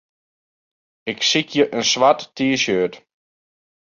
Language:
Western Frisian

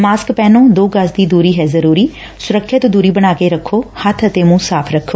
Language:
Punjabi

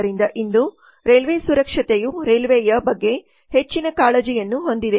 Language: Kannada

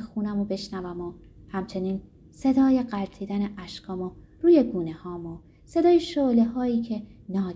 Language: Persian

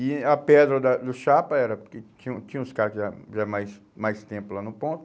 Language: Portuguese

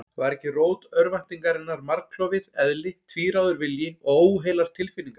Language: Icelandic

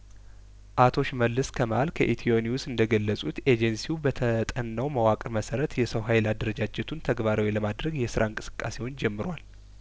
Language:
Amharic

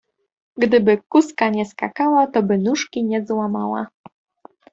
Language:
Polish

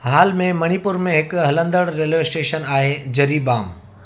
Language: Sindhi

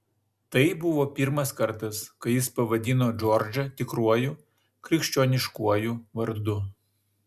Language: Lithuanian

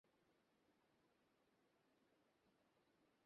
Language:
Bangla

